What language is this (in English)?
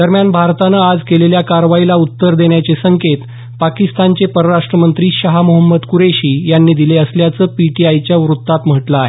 Marathi